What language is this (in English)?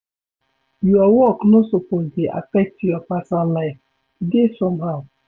Nigerian Pidgin